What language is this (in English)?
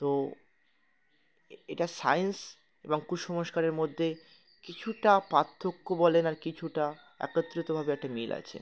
Bangla